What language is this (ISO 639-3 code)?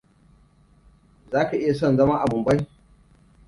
hau